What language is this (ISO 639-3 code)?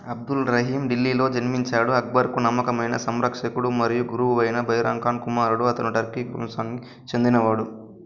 tel